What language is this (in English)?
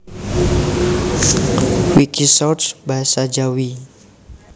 Javanese